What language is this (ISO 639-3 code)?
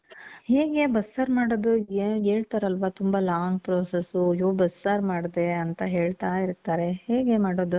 kan